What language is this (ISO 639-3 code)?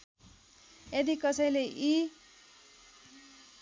nep